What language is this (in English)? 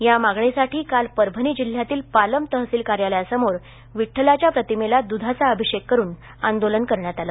Marathi